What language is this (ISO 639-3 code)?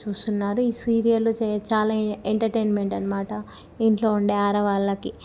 tel